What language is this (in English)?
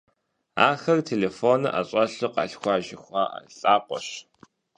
Kabardian